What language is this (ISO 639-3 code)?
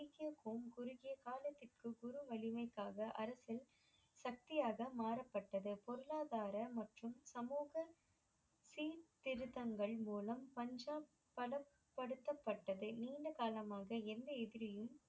tam